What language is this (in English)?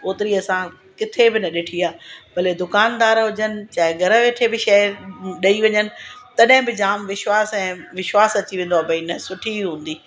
Sindhi